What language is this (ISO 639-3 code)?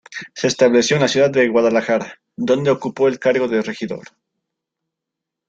spa